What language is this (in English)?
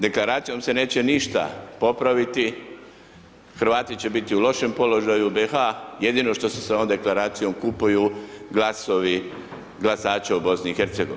Croatian